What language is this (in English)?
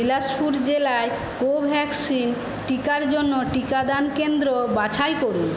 Bangla